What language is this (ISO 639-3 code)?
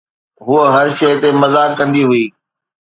snd